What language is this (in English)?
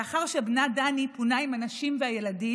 Hebrew